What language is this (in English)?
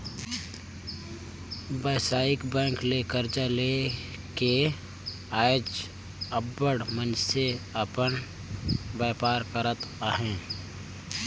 Chhattisgarhi